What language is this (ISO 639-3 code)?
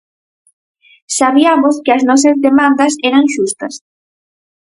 glg